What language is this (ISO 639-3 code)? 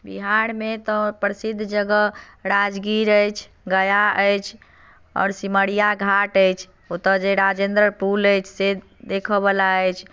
mai